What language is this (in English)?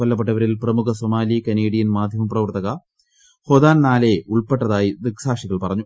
Malayalam